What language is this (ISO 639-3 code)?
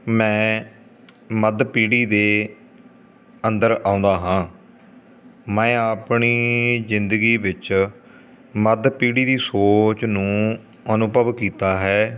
pan